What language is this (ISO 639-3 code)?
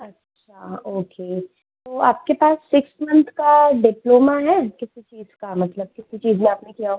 hin